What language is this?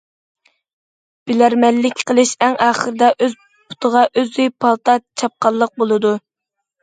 Uyghur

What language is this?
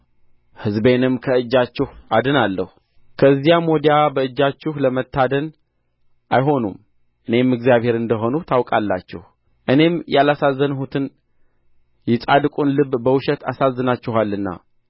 Amharic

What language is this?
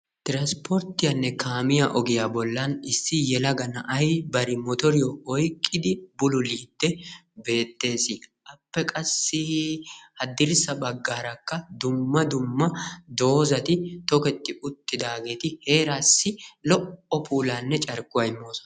Wolaytta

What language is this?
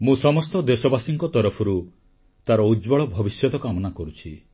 Odia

